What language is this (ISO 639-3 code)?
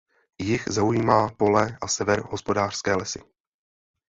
ces